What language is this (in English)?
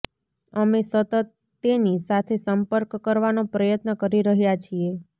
Gujarati